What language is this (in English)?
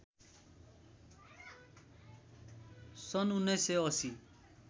Nepali